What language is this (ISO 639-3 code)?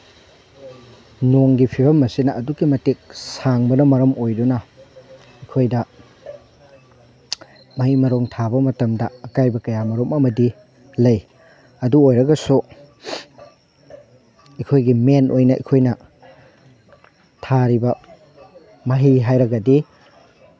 mni